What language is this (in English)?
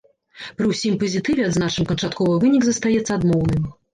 Belarusian